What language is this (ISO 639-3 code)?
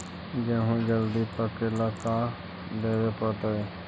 mag